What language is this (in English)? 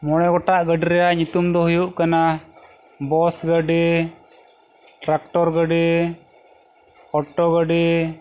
Santali